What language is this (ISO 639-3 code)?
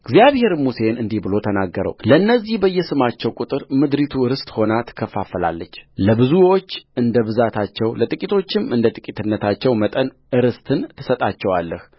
amh